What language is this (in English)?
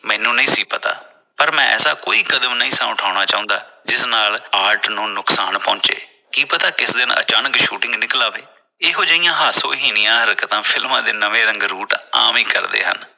Punjabi